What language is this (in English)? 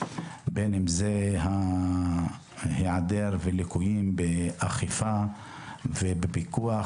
Hebrew